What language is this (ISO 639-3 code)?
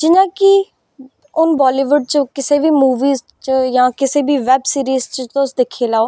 doi